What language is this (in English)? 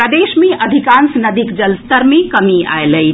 Maithili